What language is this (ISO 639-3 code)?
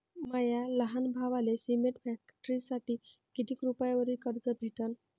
mar